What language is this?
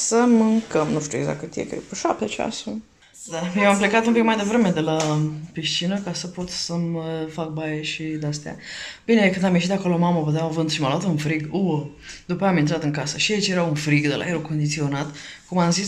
Romanian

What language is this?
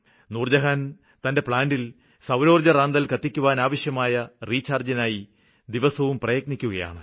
Malayalam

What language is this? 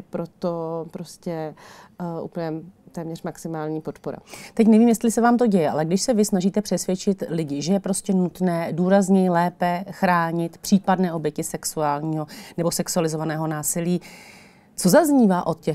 Czech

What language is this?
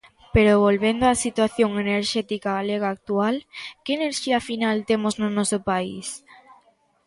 Galician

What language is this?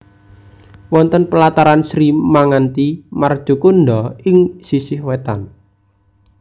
Javanese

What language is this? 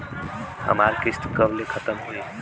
Bhojpuri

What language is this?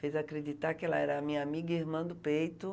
Portuguese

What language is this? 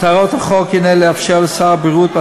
Hebrew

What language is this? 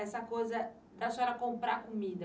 Portuguese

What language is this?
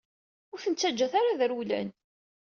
Kabyle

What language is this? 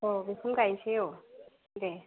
Bodo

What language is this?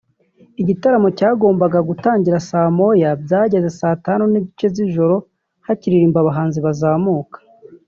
Kinyarwanda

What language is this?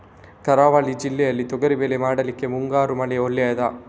Kannada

